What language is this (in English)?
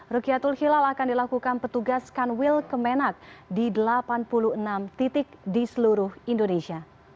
Indonesian